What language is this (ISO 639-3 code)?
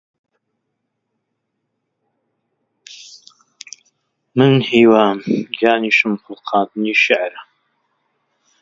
ckb